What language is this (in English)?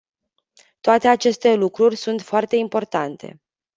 Romanian